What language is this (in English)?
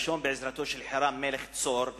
Hebrew